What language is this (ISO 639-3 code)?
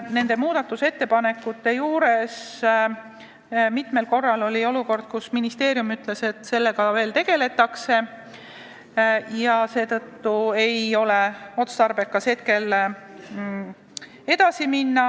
est